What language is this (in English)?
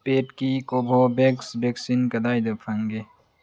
Manipuri